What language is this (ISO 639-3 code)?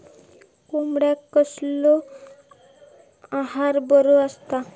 mar